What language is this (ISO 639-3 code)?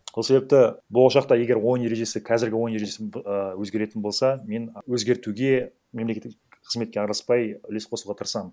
kaz